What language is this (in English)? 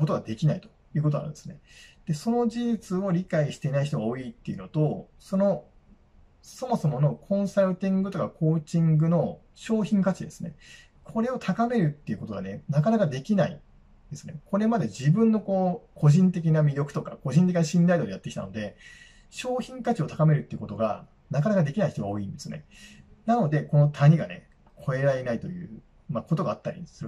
Japanese